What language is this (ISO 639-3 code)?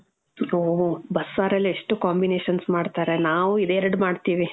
kan